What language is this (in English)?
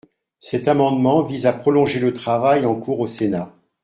French